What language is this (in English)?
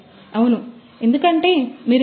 Telugu